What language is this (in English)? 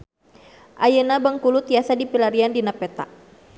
Sundanese